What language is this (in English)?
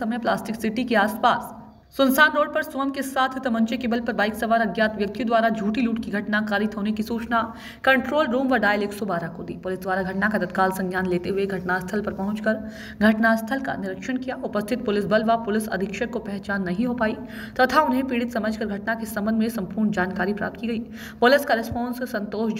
Hindi